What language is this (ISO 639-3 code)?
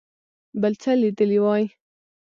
pus